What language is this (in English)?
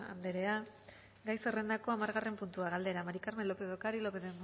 Basque